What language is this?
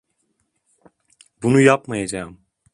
Turkish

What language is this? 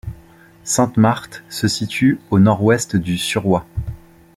French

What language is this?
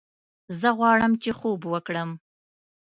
Pashto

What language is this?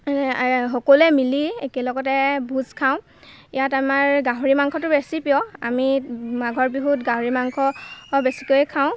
Assamese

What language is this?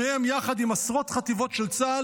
Hebrew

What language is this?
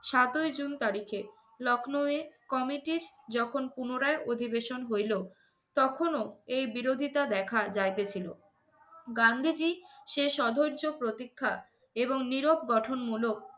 Bangla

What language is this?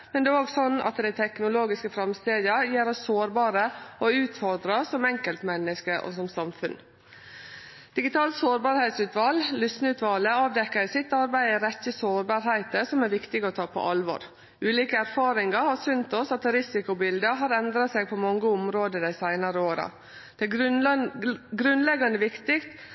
Norwegian Nynorsk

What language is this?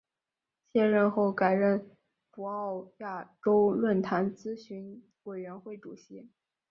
Chinese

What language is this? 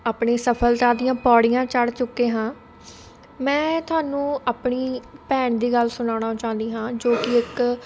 Punjabi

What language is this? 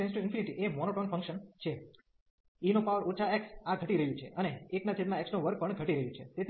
Gujarati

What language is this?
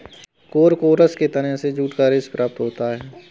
Hindi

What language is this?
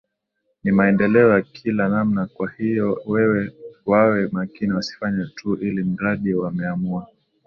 Swahili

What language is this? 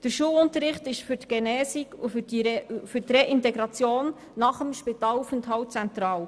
Swiss German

